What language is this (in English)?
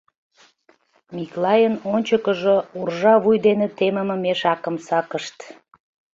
Mari